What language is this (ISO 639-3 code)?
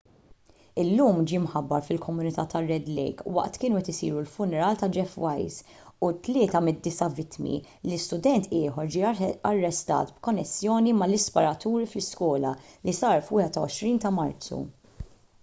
mlt